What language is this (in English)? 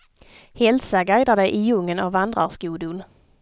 Swedish